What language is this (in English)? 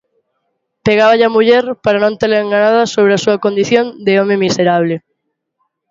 Galician